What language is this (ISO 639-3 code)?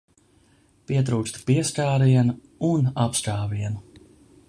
lav